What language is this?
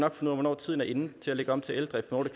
Danish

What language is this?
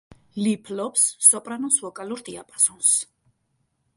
Georgian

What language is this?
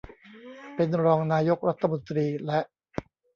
Thai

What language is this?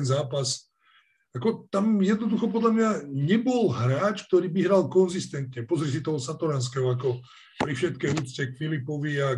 Slovak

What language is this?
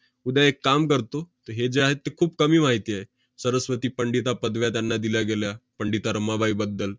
Marathi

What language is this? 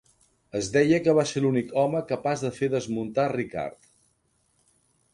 Catalan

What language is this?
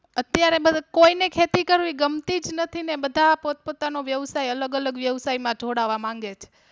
Gujarati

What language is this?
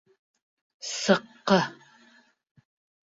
Bashkir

